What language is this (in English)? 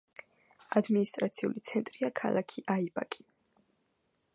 Georgian